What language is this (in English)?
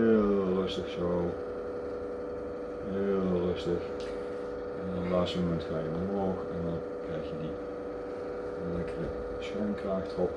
Dutch